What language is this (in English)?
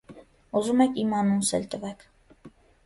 Armenian